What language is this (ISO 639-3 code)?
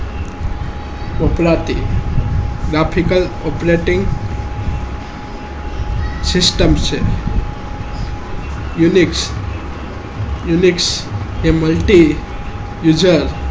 guj